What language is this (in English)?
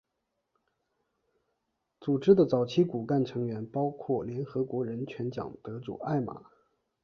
Chinese